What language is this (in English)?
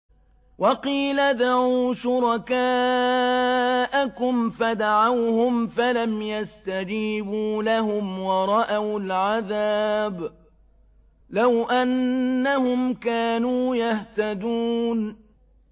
Arabic